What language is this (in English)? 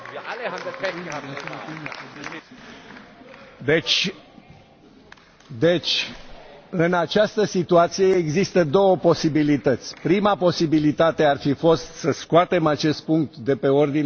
Romanian